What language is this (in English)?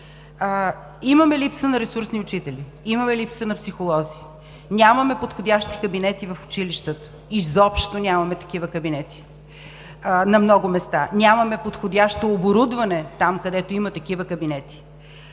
Bulgarian